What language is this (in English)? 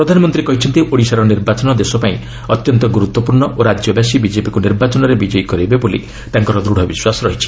Odia